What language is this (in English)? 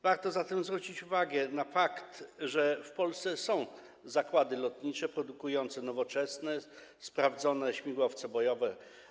Polish